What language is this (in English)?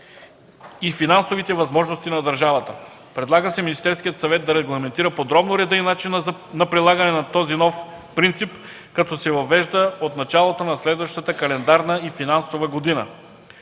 Bulgarian